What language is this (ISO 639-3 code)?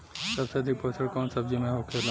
bho